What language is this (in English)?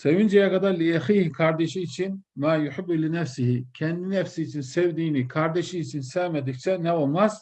Turkish